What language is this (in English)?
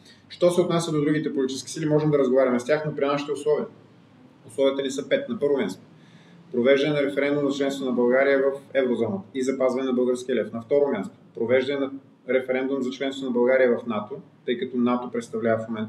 Bulgarian